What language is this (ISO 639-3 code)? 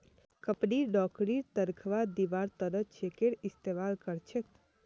mag